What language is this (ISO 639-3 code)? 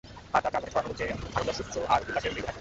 ben